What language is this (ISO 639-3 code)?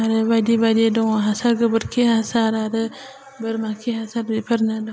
brx